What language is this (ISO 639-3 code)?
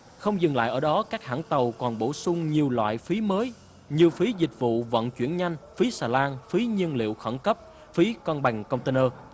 vie